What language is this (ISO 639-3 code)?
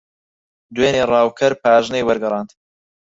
ckb